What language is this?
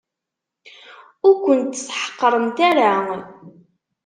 Kabyle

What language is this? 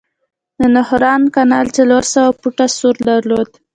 Pashto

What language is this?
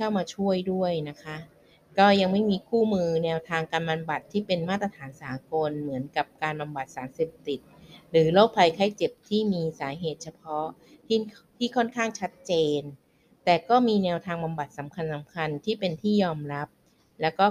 Thai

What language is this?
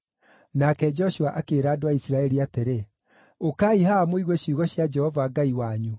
Kikuyu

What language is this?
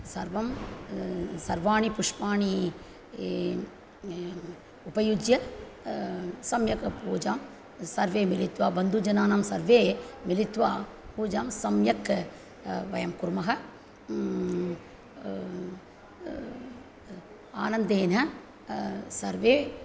Sanskrit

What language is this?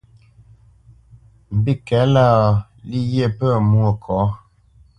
Bamenyam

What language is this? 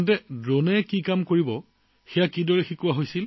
Assamese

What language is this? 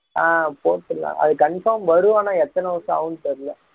Tamil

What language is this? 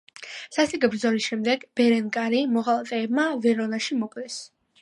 Georgian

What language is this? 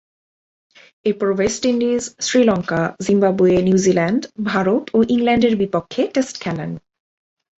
Bangla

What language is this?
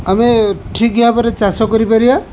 Odia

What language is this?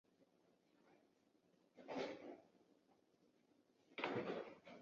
Chinese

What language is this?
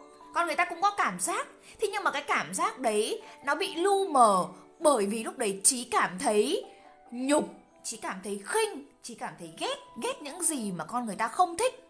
Vietnamese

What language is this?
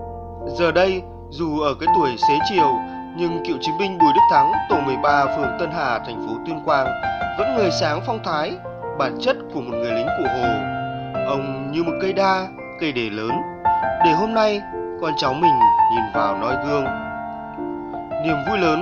Vietnamese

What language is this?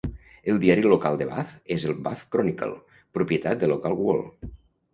Catalan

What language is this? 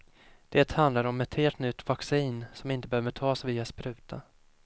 Swedish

